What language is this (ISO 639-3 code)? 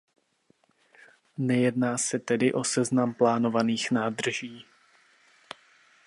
ces